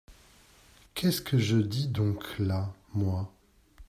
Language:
French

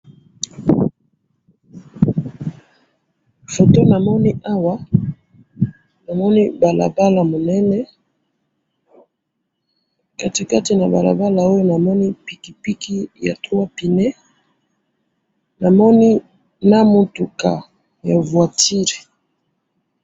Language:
Lingala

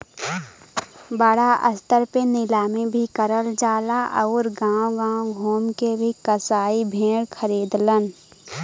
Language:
Bhojpuri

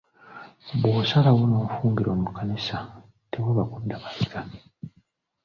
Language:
Ganda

